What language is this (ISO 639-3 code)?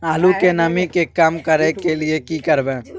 mai